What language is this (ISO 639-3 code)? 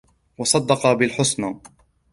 ara